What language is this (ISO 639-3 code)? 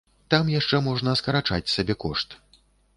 bel